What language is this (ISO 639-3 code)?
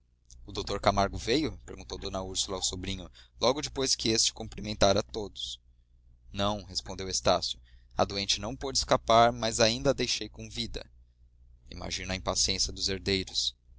por